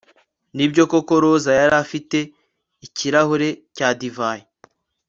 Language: Kinyarwanda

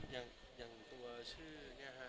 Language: Thai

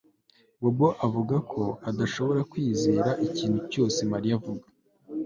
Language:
Kinyarwanda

